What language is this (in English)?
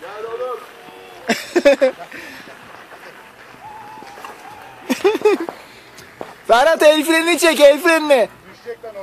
Turkish